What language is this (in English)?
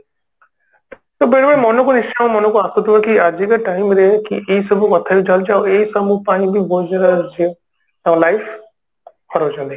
Odia